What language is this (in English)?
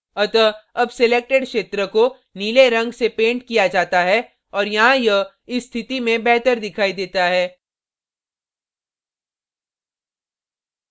Hindi